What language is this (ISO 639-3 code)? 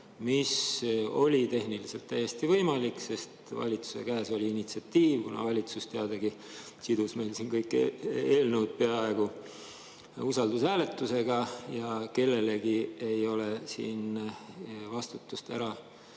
est